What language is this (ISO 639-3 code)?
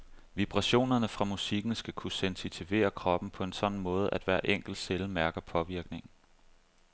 dan